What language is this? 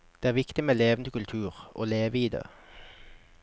Norwegian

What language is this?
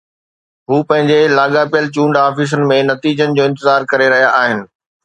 Sindhi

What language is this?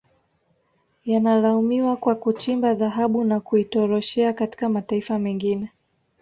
Swahili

